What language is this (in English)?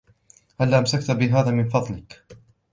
Arabic